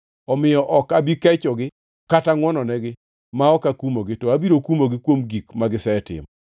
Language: Luo (Kenya and Tanzania)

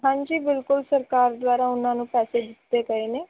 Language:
Punjabi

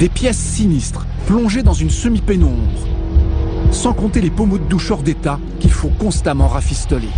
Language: French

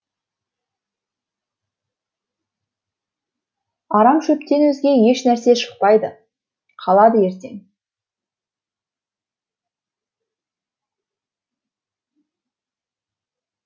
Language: Kazakh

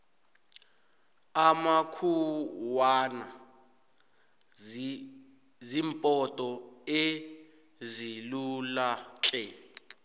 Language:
South Ndebele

